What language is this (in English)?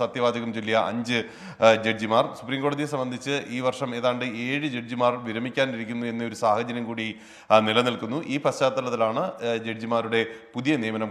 Hindi